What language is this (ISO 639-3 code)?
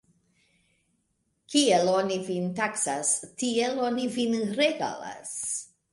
epo